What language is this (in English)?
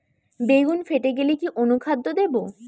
Bangla